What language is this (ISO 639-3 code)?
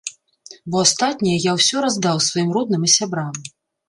bel